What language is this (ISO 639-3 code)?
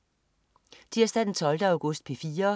dan